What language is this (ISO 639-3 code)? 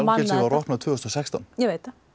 isl